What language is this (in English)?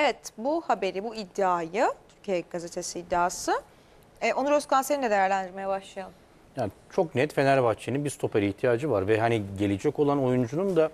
Turkish